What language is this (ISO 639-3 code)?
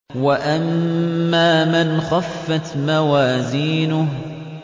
ara